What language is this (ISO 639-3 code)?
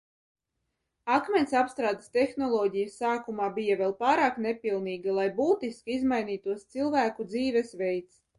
lav